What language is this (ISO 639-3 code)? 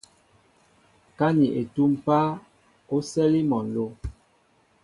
mbo